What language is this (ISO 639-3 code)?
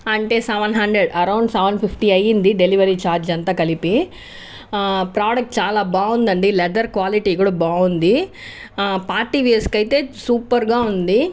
tel